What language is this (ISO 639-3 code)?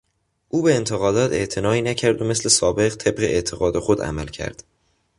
fas